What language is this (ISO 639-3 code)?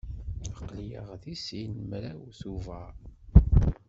kab